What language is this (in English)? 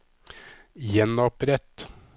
Norwegian